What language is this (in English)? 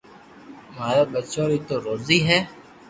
Loarki